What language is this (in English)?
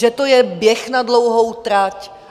Czech